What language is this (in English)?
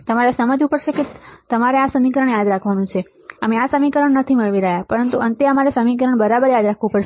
Gujarati